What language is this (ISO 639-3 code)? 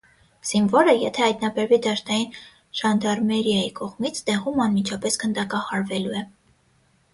hye